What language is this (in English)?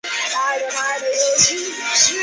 Chinese